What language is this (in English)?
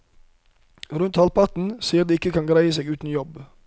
Norwegian